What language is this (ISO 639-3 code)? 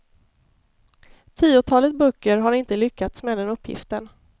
swe